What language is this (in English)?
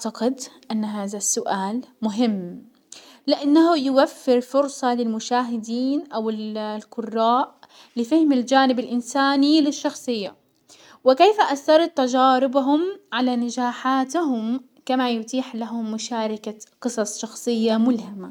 Hijazi Arabic